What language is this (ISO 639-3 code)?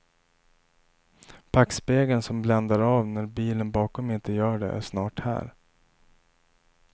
swe